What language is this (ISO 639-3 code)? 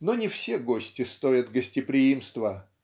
rus